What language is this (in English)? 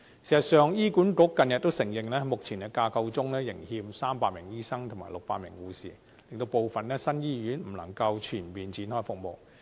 Cantonese